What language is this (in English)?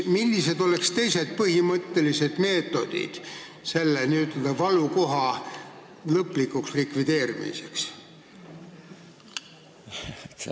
Estonian